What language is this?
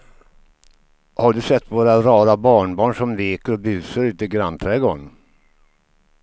Swedish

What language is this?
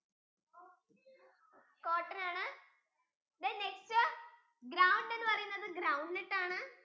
Malayalam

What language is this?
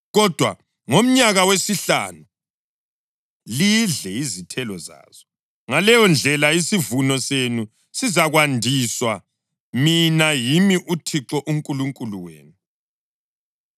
North Ndebele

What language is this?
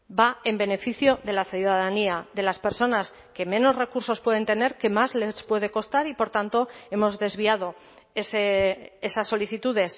Spanish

